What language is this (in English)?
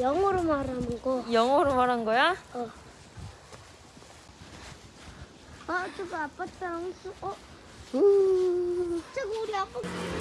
Korean